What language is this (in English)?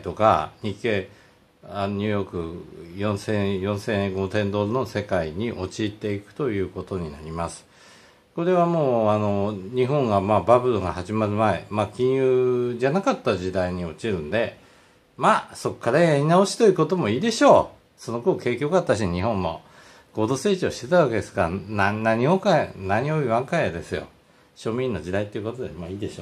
Japanese